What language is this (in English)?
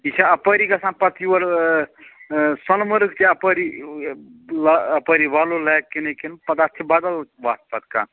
Kashmiri